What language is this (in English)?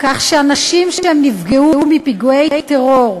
Hebrew